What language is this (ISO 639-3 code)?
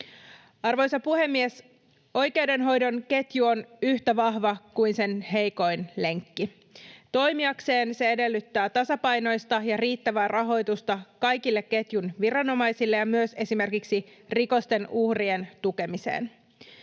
fin